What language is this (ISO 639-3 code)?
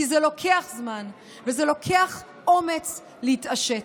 heb